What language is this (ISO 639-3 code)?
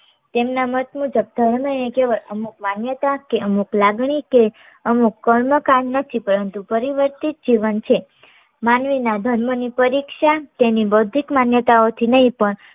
guj